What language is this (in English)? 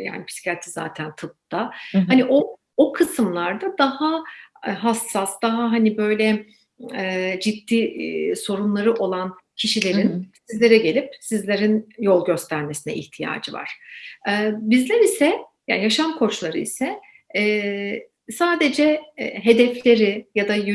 Turkish